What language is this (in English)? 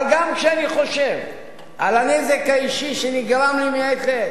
Hebrew